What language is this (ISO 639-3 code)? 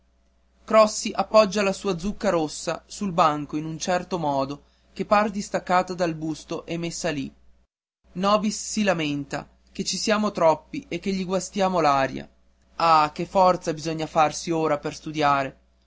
ita